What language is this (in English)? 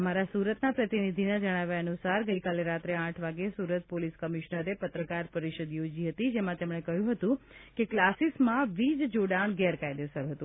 Gujarati